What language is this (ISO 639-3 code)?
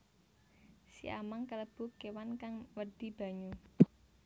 jav